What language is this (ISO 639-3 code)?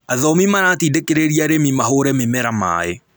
kik